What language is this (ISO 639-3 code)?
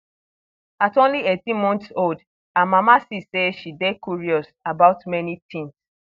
pcm